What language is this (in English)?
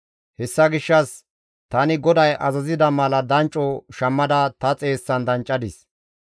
Gamo